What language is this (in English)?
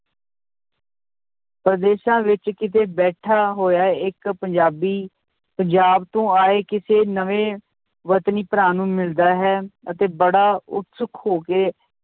Punjabi